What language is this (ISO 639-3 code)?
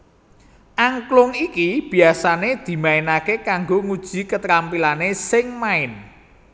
jav